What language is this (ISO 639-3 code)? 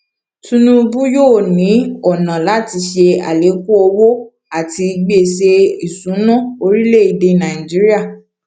yor